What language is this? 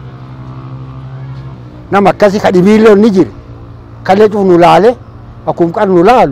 Arabic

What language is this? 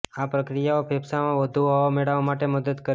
Gujarati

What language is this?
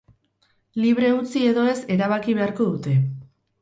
Basque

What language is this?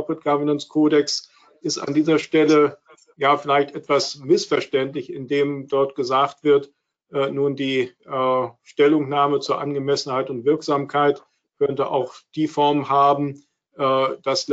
German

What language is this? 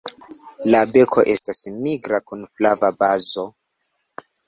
Esperanto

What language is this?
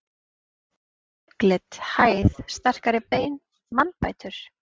Icelandic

